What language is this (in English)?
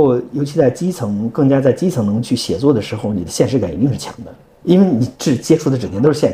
Chinese